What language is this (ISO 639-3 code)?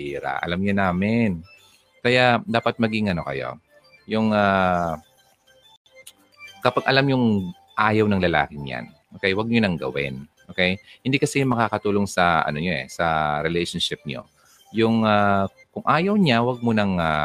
fil